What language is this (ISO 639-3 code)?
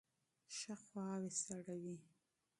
pus